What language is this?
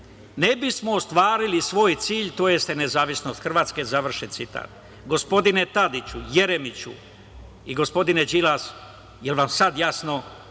Serbian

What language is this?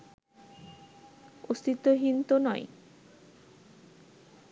Bangla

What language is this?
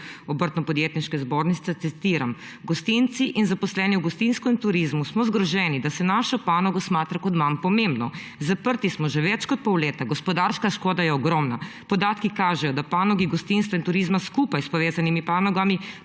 Slovenian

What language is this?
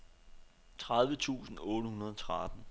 Danish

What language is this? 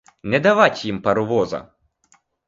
Ukrainian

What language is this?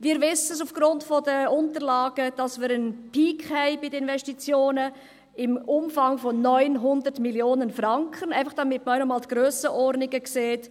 Swiss German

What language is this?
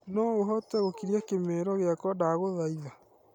Kikuyu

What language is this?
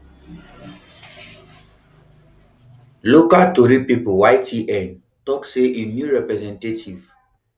Nigerian Pidgin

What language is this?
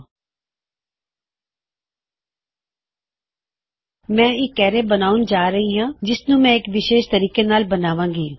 Punjabi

